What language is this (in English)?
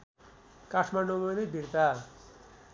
Nepali